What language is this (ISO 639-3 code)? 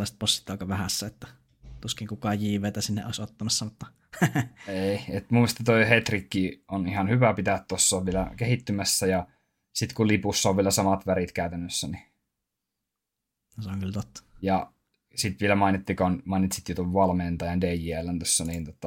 fin